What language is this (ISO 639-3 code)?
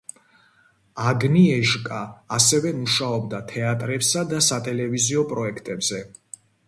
kat